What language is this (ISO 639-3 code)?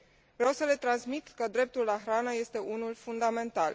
ron